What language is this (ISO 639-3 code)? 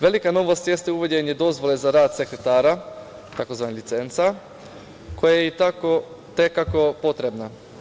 srp